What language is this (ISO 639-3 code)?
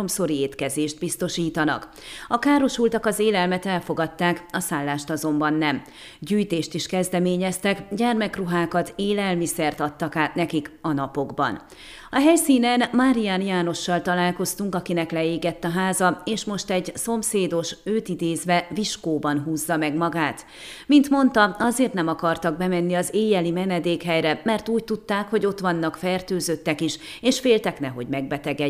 hun